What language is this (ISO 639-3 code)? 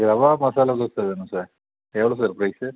tam